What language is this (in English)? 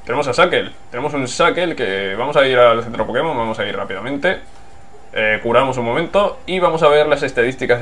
Spanish